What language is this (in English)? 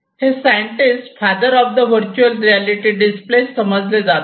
Marathi